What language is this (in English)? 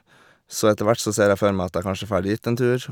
Norwegian